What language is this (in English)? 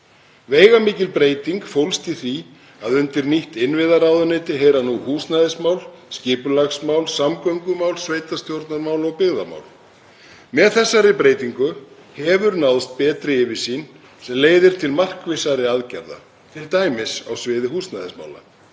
Icelandic